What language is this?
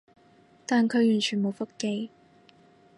Cantonese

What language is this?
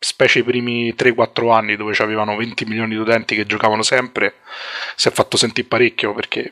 Italian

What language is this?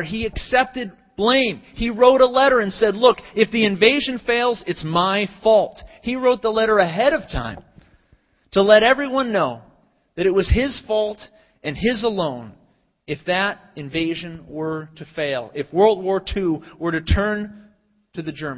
English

